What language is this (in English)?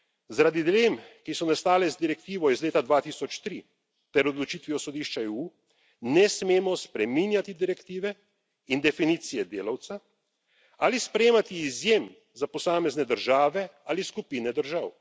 Slovenian